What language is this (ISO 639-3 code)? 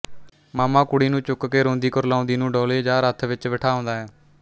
pan